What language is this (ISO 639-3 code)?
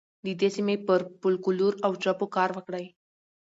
pus